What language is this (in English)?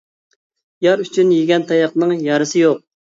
Uyghur